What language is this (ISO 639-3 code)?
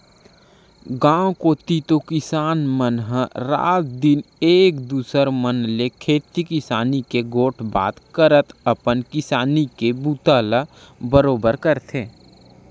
hne